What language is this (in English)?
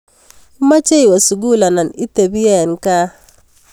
Kalenjin